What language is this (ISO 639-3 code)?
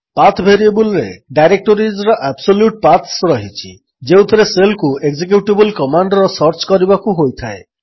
ori